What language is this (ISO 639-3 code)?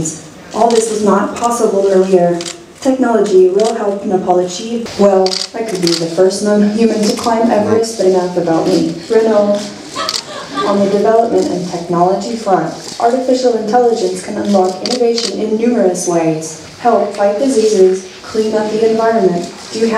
eng